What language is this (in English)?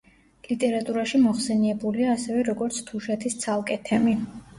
Georgian